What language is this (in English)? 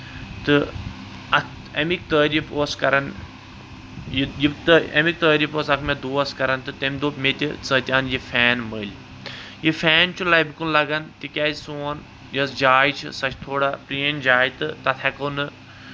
Kashmiri